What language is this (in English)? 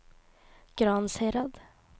Norwegian